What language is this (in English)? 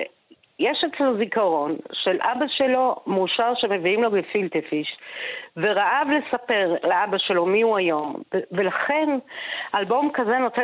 Hebrew